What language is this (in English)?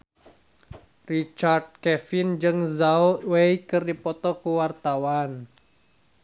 Sundanese